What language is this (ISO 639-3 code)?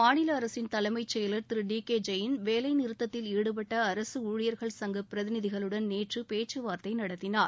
tam